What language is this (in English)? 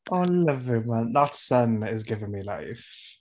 Welsh